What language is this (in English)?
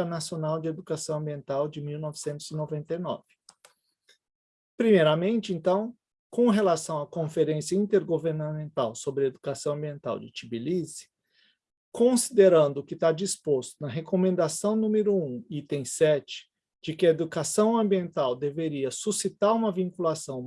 Portuguese